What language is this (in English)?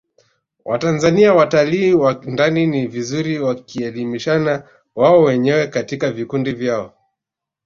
Swahili